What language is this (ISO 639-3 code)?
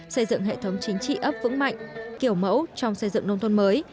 vie